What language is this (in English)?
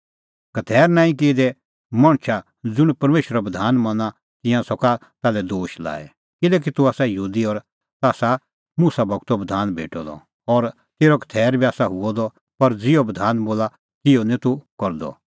Kullu Pahari